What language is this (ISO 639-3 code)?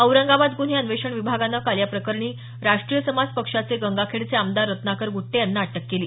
mar